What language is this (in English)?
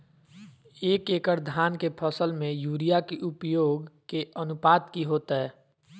Magahi